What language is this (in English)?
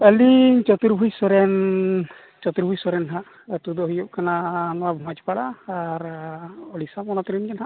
Santali